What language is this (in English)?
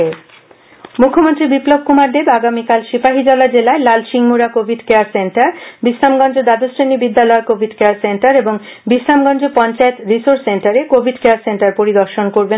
Bangla